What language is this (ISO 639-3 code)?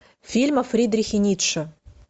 rus